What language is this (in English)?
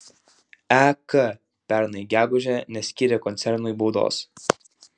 Lithuanian